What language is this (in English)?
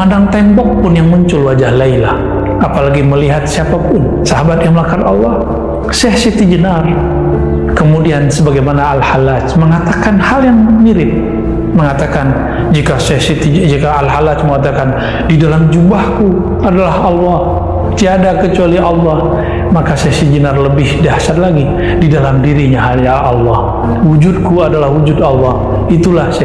Indonesian